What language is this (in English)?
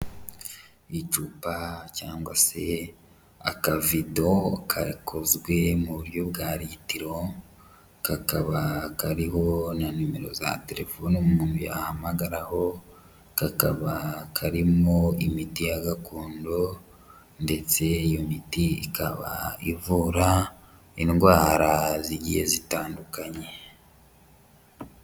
Kinyarwanda